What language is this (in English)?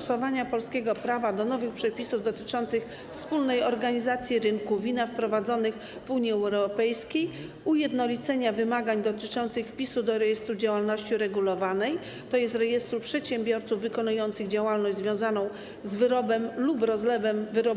Polish